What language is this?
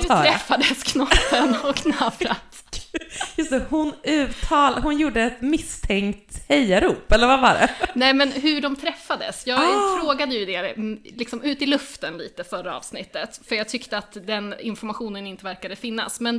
Swedish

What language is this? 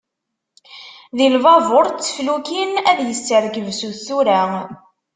Kabyle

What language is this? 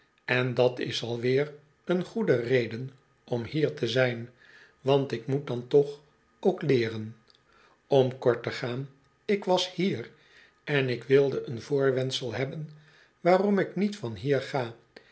Dutch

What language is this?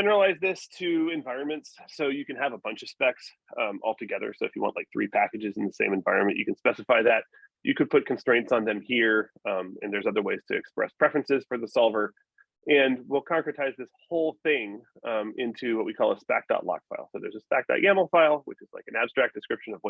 English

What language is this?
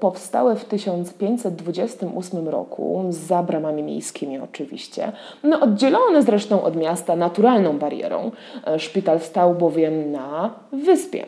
Polish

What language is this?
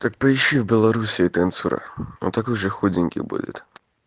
Russian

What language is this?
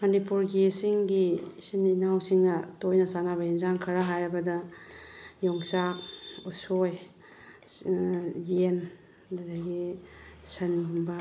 Manipuri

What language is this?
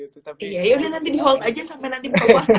Indonesian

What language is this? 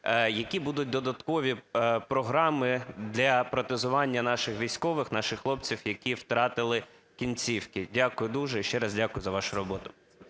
Ukrainian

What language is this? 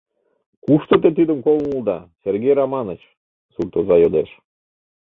Mari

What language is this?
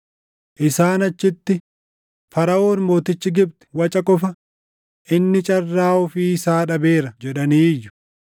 Oromo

